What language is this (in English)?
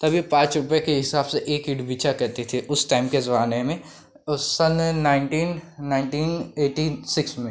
Hindi